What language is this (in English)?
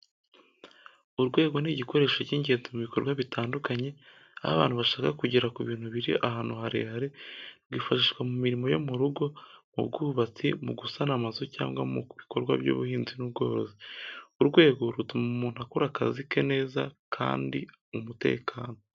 Kinyarwanda